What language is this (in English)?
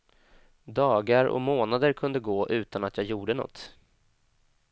Swedish